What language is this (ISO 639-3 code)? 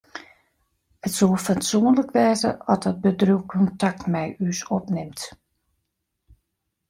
fry